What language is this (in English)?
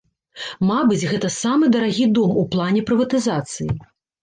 Belarusian